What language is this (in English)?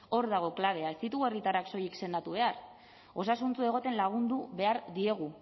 Basque